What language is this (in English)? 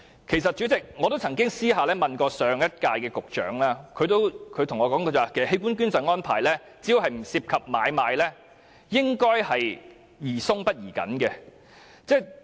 Cantonese